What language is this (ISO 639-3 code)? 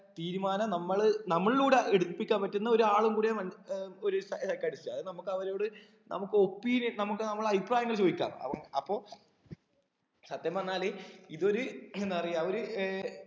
mal